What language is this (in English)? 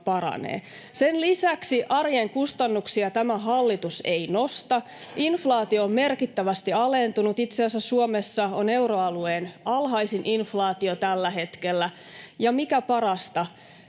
Finnish